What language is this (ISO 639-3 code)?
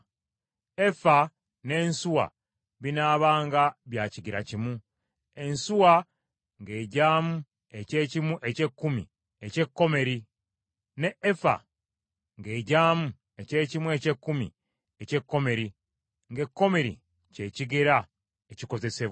lug